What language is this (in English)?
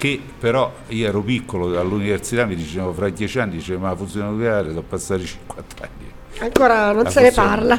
Italian